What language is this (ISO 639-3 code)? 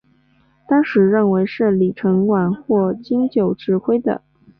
zho